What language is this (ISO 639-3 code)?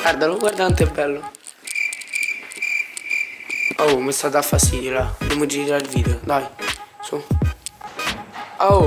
ita